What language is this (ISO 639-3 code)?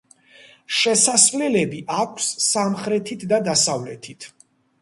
kat